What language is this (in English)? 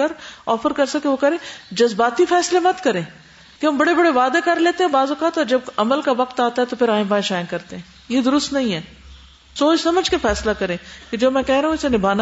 Urdu